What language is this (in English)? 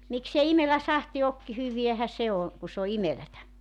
Finnish